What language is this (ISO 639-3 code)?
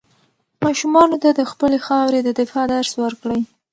pus